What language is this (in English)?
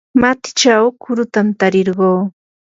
Yanahuanca Pasco Quechua